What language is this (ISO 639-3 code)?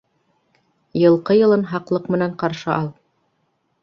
bak